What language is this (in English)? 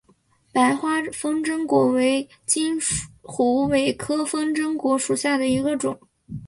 Chinese